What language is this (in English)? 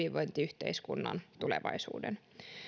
Finnish